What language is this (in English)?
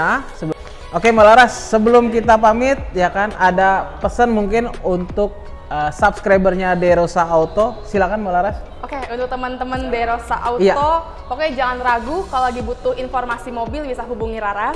Indonesian